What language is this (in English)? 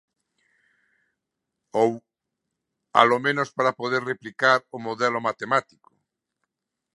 Galician